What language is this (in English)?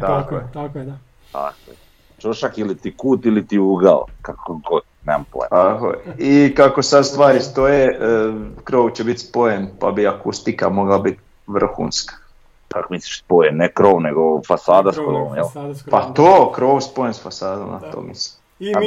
Croatian